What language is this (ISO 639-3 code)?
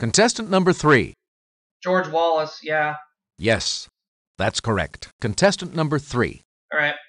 eng